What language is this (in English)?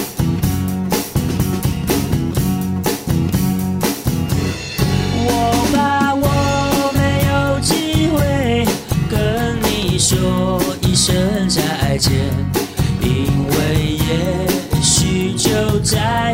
Chinese